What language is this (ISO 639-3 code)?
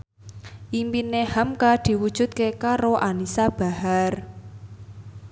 jav